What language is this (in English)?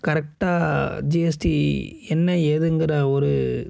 Tamil